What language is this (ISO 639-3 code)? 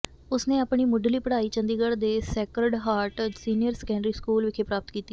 pan